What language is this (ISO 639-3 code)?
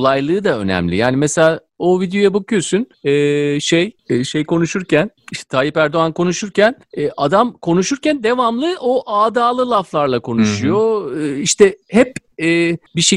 tur